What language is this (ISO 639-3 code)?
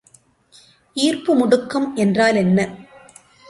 tam